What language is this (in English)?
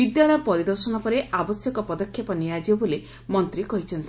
Odia